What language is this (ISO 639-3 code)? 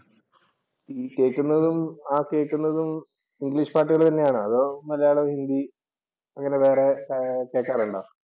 mal